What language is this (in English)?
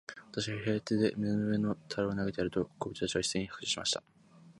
Japanese